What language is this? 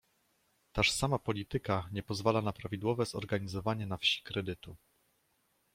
Polish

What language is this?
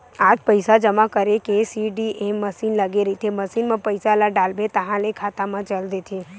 Chhattisgarhi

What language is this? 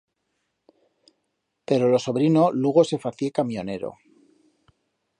Aragonese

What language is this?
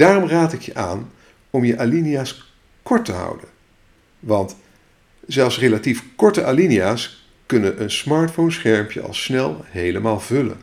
Dutch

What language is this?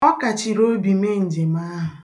Igbo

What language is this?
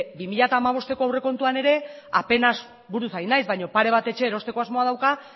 Basque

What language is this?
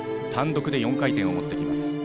Japanese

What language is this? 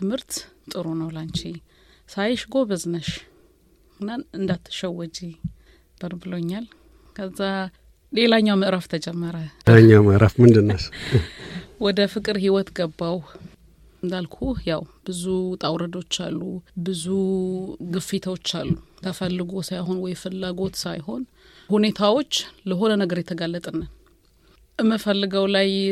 Amharic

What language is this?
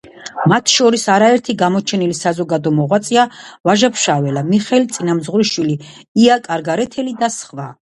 Georgian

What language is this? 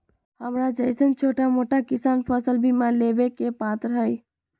Magahi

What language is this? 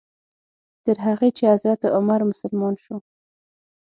Pashto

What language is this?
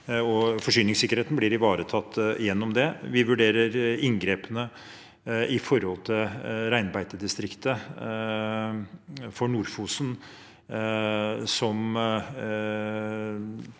Norwegian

